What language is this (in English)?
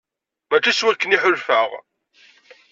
Kabyle